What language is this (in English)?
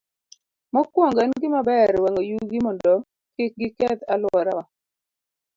Luo (Kenya and Tanzania)